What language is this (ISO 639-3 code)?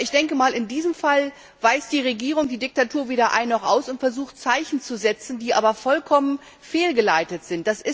deu